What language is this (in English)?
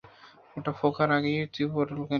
Bangla